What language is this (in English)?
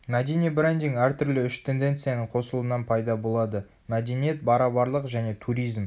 Kazakh